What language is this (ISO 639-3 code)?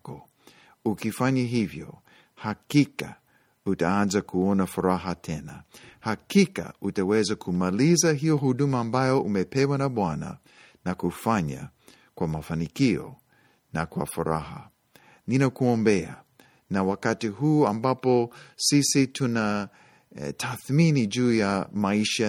swa